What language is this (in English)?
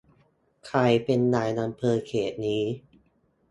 Thai